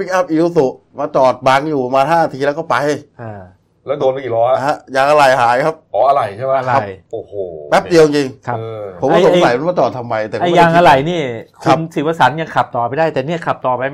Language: Thai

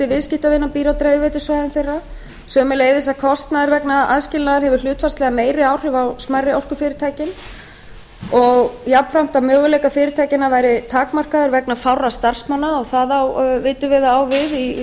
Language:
Icelandic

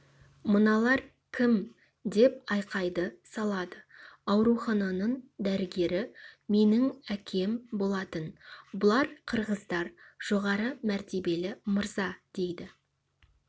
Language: Kazakh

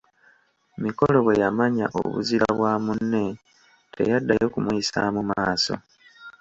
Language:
Ganda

